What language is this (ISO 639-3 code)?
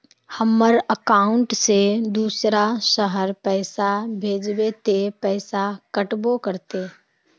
mag